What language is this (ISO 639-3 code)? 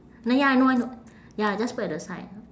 eng